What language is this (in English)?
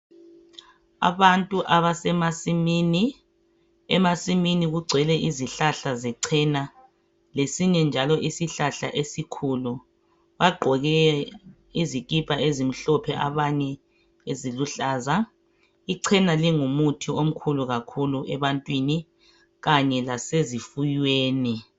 North Ndebele